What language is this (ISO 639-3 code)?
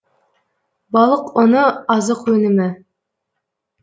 kaz